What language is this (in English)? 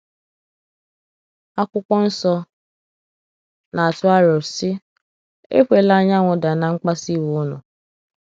Igbo